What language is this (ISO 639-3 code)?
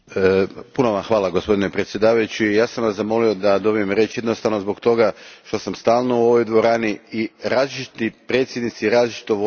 hrv